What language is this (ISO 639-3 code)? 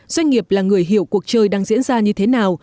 vie